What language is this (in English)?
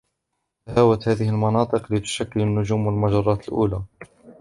Arabic